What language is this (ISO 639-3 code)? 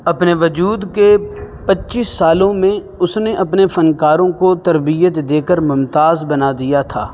urd